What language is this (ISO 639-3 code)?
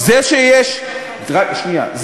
heb